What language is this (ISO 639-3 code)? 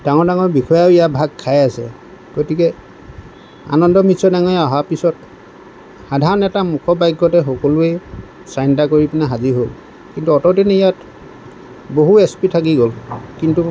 asm